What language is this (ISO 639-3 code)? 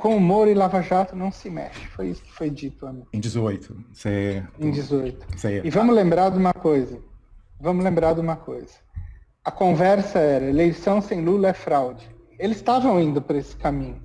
por